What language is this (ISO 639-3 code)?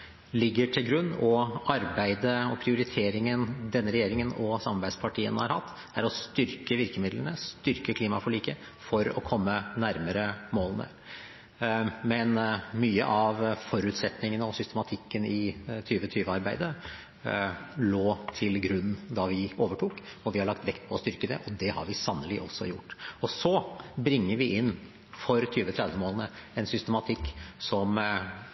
nob